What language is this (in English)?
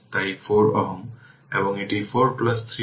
Bangla